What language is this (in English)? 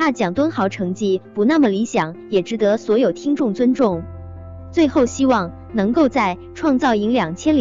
Chinese